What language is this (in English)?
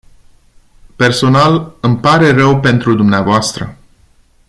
Romanian